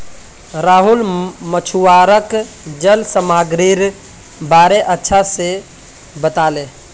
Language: Magahi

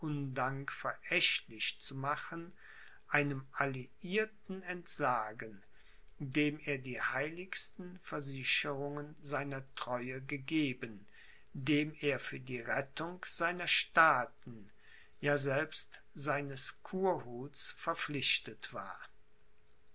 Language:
German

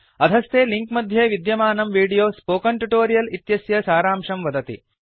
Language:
Sanskrit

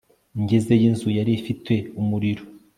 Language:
Kinyarwanda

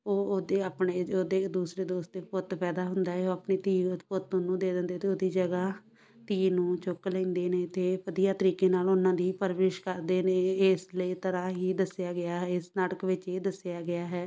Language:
Punjabi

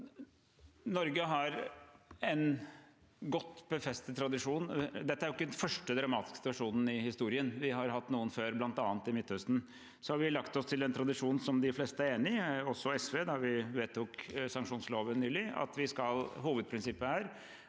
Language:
Norwegian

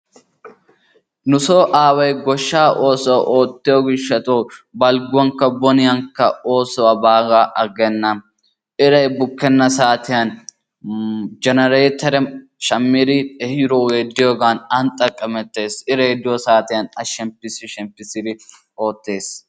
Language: Wolaytta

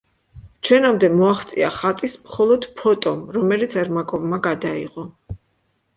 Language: Georgian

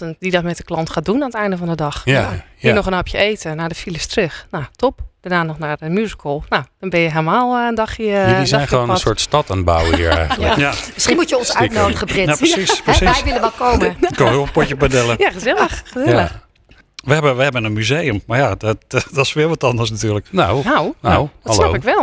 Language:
Dutch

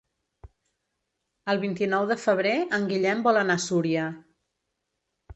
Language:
Catalan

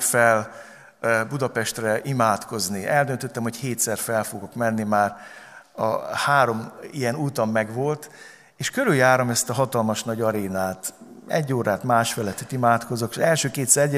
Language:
Hungarian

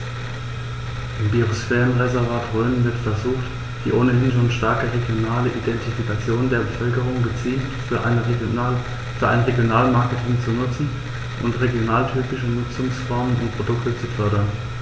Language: German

